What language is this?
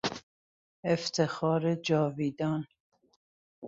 Persian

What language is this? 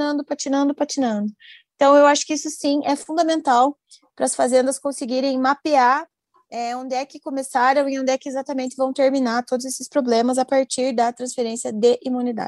Portuguese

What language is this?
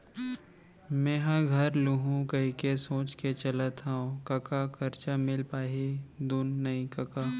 Chhattisgarhi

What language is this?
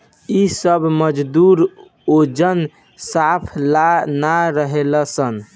Bhojpuri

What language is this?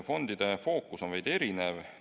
Estonian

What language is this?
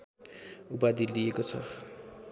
Nepali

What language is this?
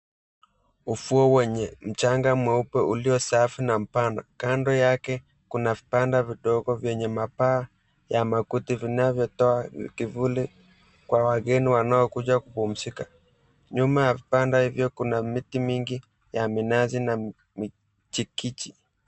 Swahili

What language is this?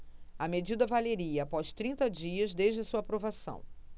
Portuguese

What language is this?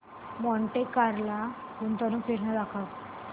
Marathi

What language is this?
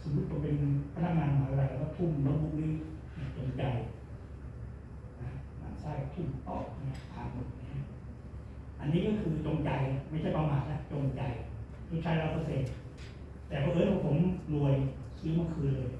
Thai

